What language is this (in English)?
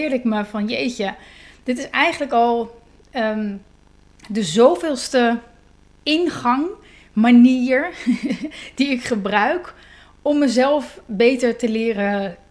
Dutch